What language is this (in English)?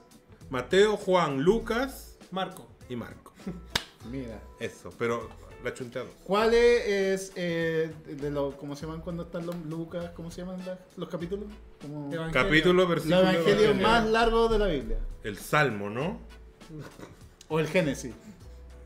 Spanish